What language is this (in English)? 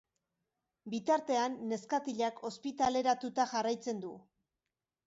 Basque